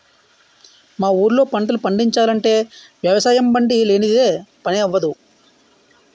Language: Telugu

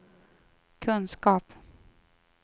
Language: Swedish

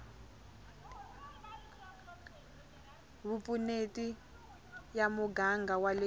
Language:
Tsonga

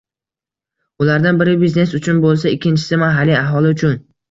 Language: Uzbek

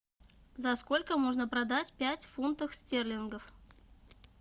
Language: Russian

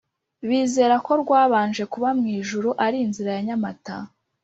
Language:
Kinyarwanda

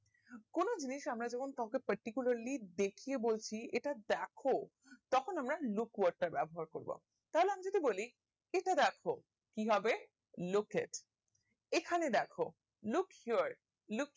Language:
Bangla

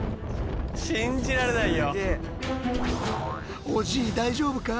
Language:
Japanese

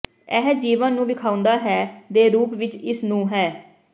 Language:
Punjabi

